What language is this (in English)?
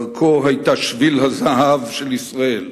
Hebrew